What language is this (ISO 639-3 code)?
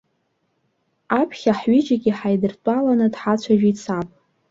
abk